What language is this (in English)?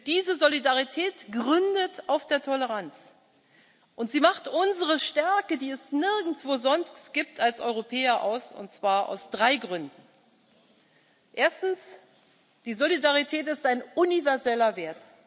German